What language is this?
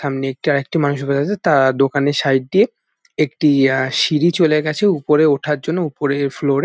Bangla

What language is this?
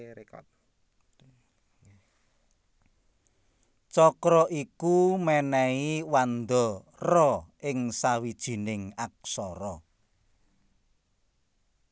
Javanese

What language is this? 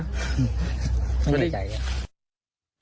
Thai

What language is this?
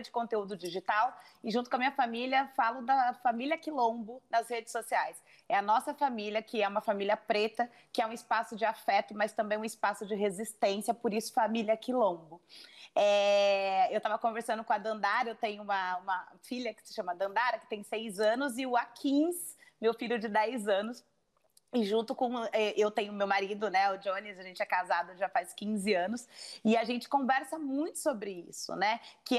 Portuguese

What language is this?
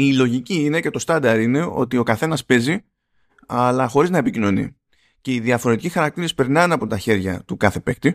Greek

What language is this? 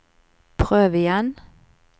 Norwegian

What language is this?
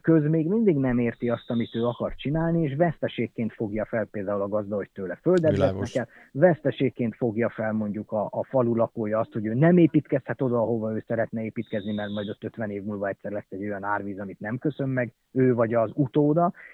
Hungarian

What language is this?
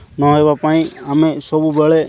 Odia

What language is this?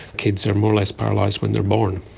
English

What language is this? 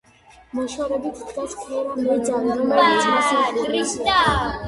Georgian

